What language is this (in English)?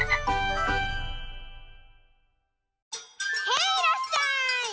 Japanese